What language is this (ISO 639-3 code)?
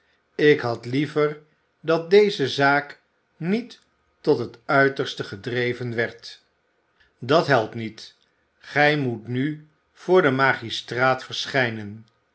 nld